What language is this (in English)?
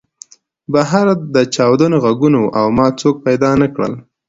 Pashto